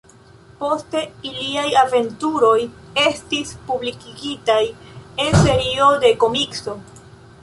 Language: Esperanto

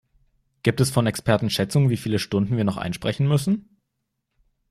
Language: German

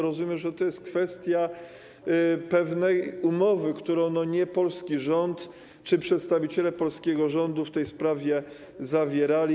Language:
Polish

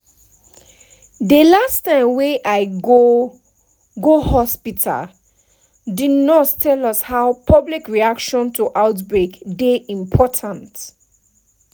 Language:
Nigerian Pidgin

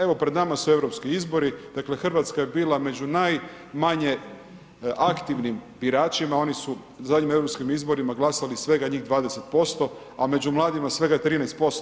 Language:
Croatian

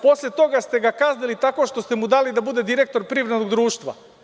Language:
Serbian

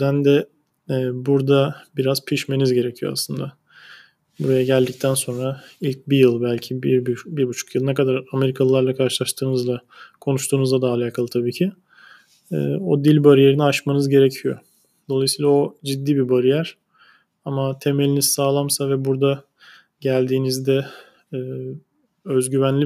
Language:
Turkish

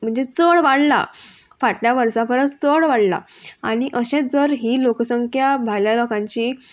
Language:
Konkani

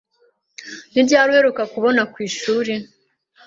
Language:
Kinyarwanda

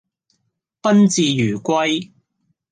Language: Cantonese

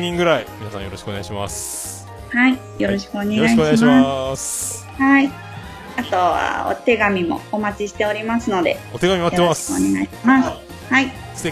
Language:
Japanese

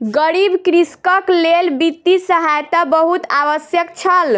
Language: Maithili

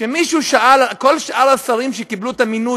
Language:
Hebrew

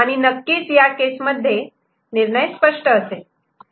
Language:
Marathi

